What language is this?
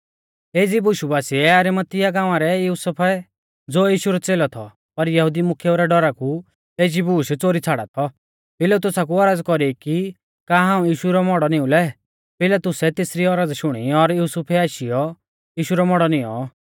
Mahasu Pahari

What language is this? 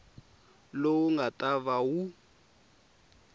Tsonga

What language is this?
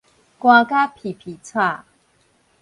Min Nan Chinese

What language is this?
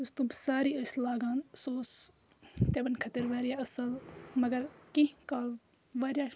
Kashmiri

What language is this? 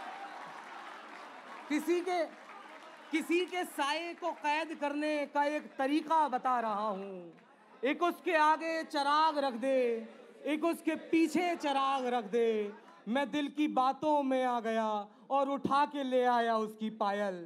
Hindi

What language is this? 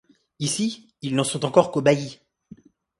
French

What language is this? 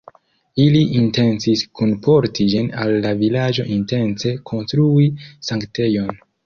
Esperanto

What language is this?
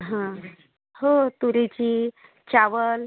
Marathi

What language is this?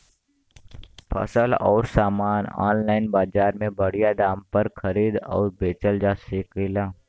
Bhojpuri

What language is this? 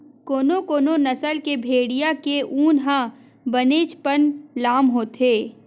Chhattisgarhi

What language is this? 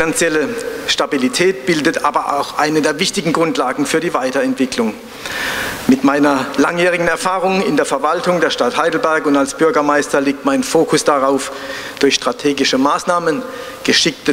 German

